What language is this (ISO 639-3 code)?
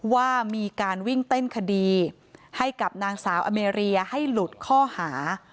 tha